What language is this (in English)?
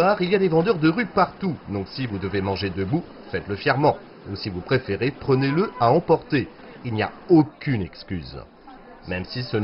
French